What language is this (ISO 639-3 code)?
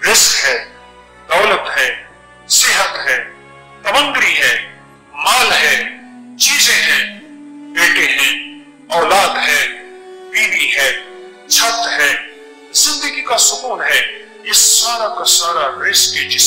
ara